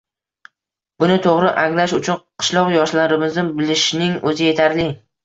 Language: Uzbek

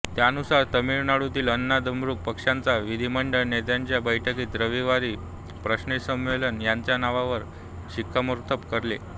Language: Marathi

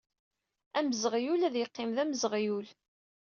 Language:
Kabyle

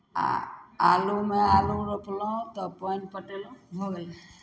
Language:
Maithili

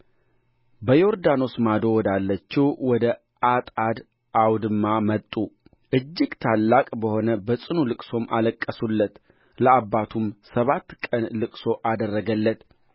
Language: Amharic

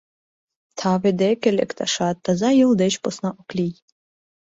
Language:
Mari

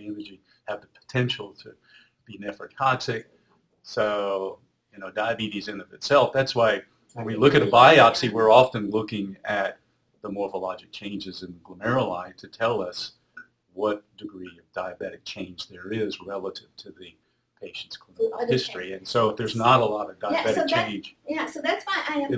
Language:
English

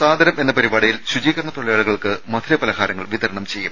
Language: Malayalam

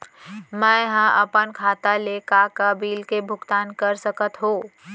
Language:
Chhattisgarhi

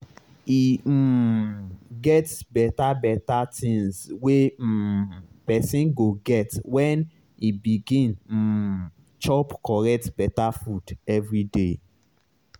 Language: Nigerian Pidgin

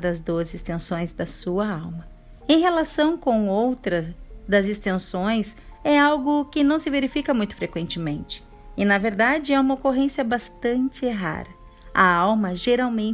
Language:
Portuguese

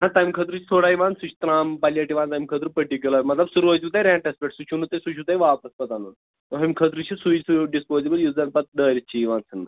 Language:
Kashmiri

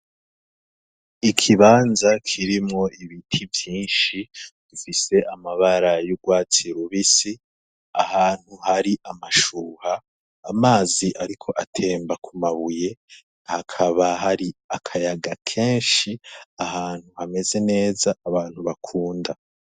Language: Rundi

